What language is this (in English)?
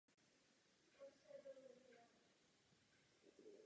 Czech